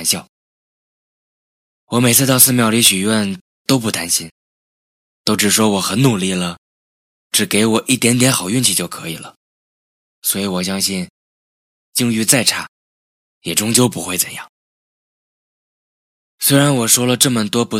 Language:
Chinese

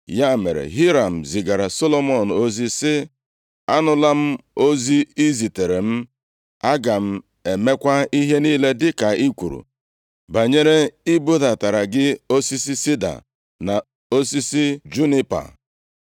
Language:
Igbo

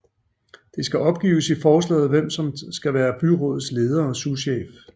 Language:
Danish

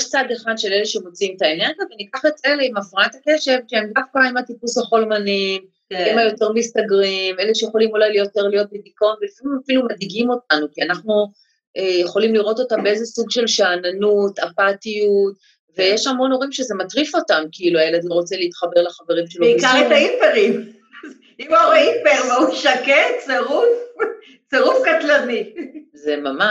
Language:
Hebrew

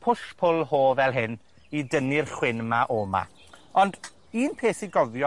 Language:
Welsh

